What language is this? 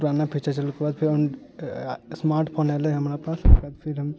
Maithili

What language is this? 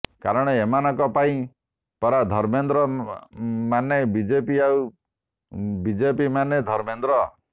Odia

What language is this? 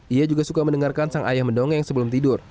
Indonesian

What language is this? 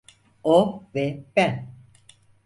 Turkish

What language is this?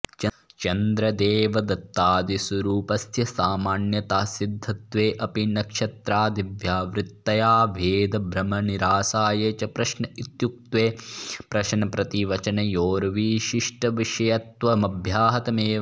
Sanskrit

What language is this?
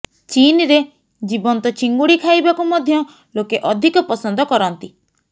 Odia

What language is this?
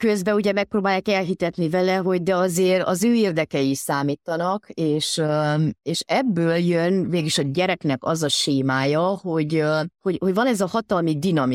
Hungarian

